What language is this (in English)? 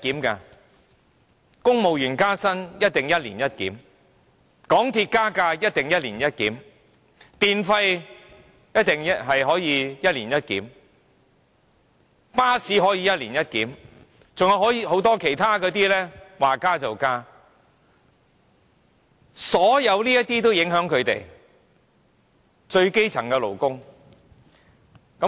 Cantonese